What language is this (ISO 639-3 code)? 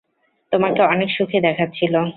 ben